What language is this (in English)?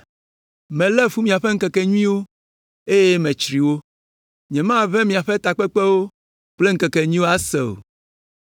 Ewe